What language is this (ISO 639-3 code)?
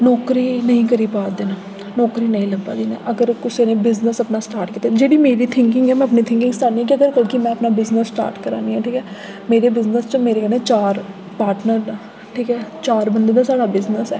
doi